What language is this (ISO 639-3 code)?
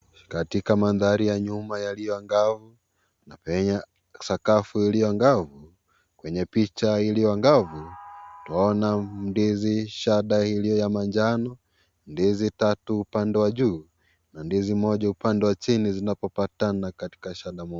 swa